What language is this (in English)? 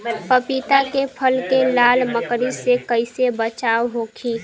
Bhojpuri